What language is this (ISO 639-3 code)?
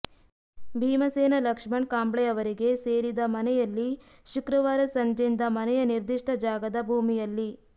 kan